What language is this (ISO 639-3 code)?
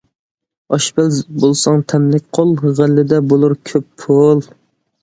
uig